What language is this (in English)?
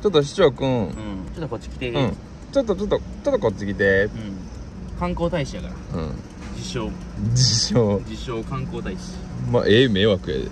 Japanese